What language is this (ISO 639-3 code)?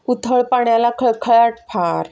mar